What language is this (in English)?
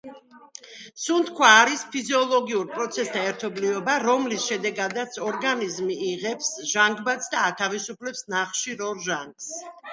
Georgian